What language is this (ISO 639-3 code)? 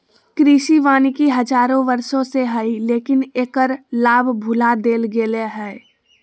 mag